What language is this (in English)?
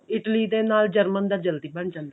Punjabi